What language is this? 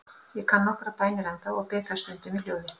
Icelandic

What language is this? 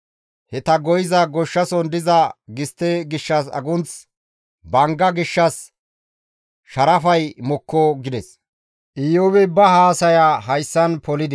Gamo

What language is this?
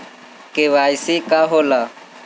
Bhojpuri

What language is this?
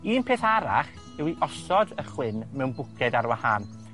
Welsh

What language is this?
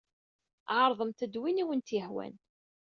Kabyle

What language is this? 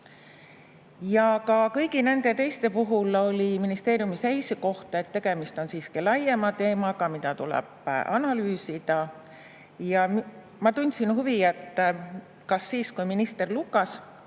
Estonian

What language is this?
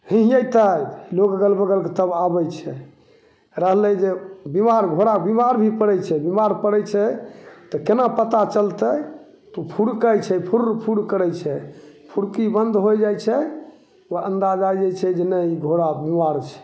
Maithili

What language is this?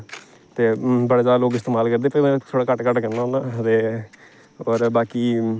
Dogri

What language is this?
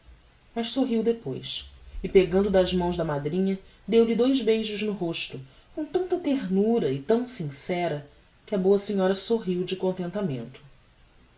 Portuguese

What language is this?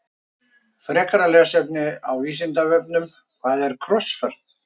Icelandic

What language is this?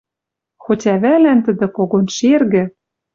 Western Mari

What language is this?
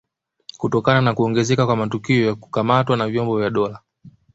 Swahili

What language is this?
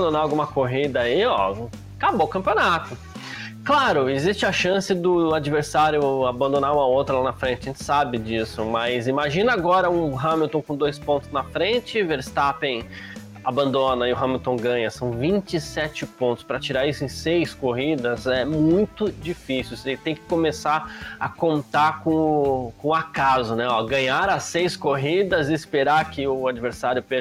Portuguese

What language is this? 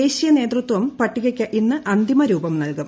Malayalam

